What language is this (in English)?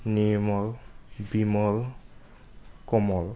Assamese